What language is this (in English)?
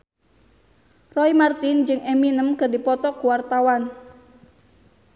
Sundanese